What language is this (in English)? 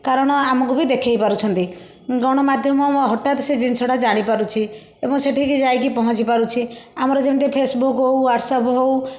Odia